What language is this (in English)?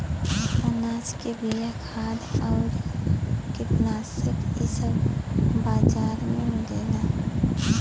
Bhojpuri